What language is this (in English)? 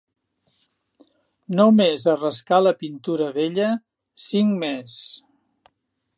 Catalan